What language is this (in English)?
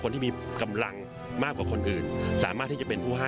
Thai